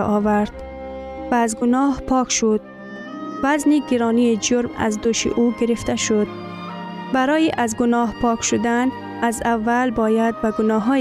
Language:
Persian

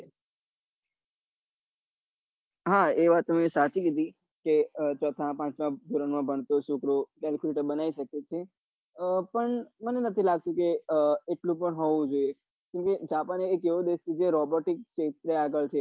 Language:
Gujarati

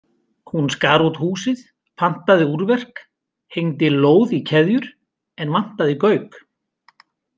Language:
Icelandic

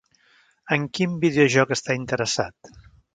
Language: Catalan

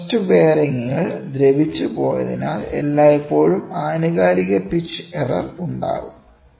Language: Malayalam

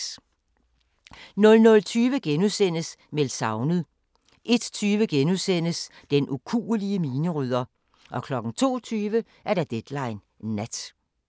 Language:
Danish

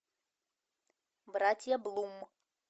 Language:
Russian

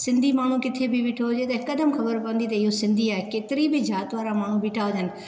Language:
Sindhi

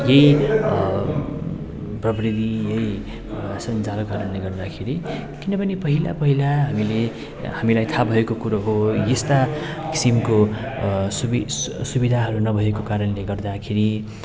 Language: Nepali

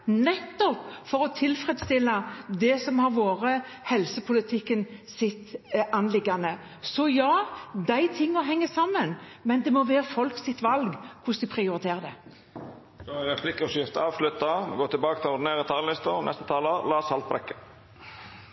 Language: Norwegian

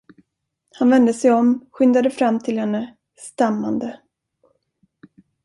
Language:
Swedish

